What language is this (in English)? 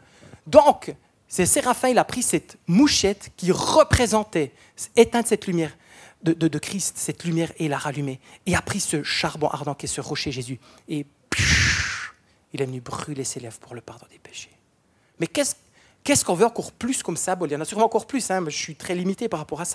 French